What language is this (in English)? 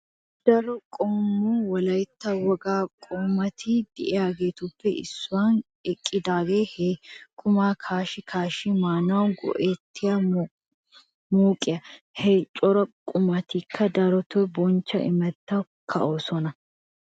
Wolaytta